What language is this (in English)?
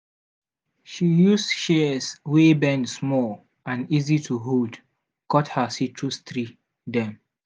Nigerian Pidgin